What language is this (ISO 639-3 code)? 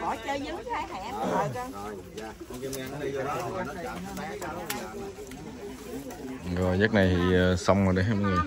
vie